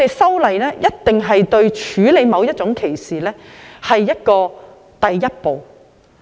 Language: Cantonese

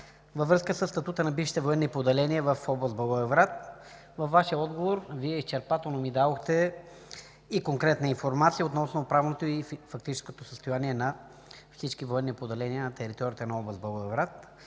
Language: Bulgarian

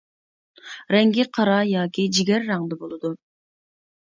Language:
Uyghur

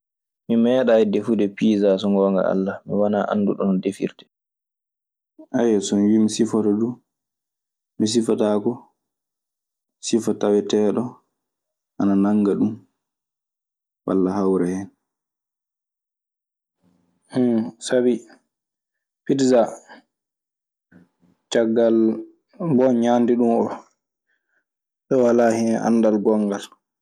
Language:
Maasina Fulfulde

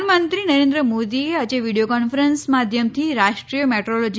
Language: Gujarati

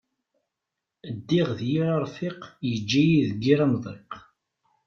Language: Kabyle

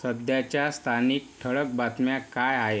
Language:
Marathi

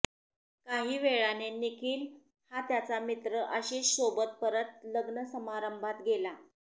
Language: Marathi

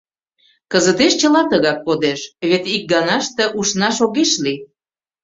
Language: Mari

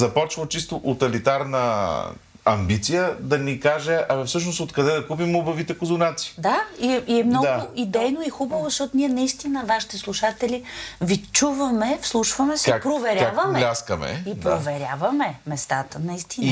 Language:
Bulgarian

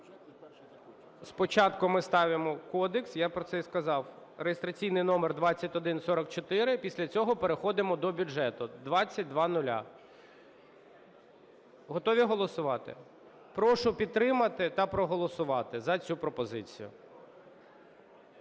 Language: Ukrainian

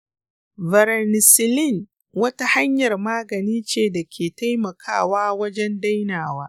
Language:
Hausa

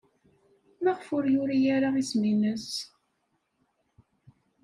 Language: Kabyle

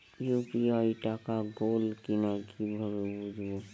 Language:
Bangla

